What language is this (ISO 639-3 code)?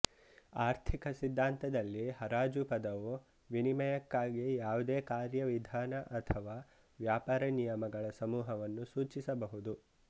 kan